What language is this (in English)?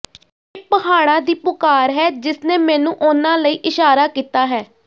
Punjabi